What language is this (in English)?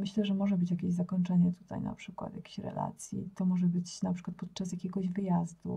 Polish